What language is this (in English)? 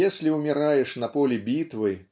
Russian